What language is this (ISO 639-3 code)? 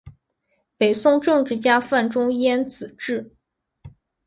zho